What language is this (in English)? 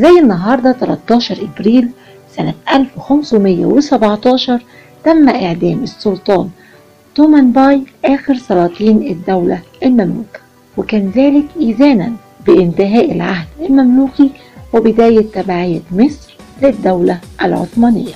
Arabic